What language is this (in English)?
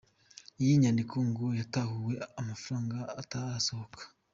Kinyarwanda